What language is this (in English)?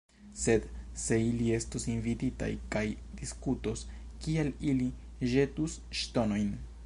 Esperanto